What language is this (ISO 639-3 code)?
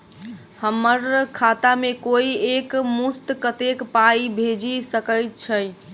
mai